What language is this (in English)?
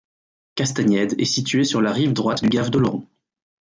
French